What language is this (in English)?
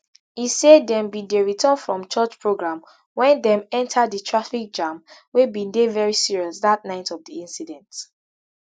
Nigerian Pidgin